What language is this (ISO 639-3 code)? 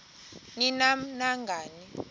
xho